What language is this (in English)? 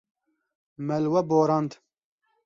Kurdish